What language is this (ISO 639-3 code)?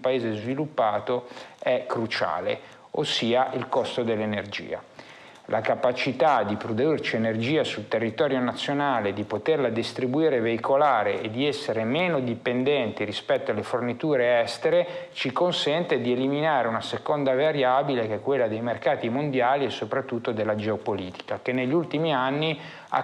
ita